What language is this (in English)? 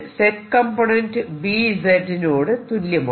Malayalam